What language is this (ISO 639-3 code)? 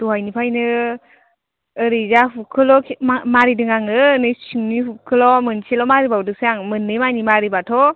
brx